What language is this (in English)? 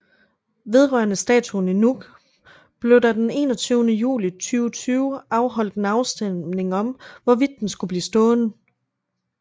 Danish